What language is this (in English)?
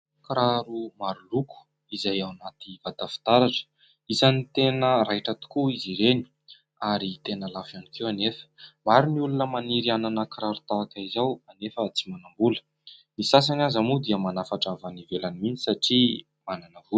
Malagasy